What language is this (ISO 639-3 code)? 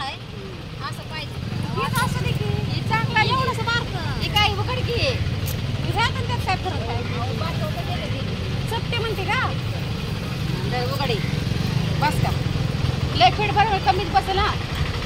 ron